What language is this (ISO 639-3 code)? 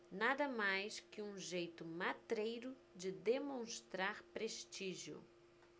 por